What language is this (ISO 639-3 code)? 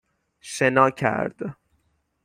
fas